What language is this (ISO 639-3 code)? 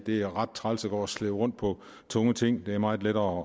dan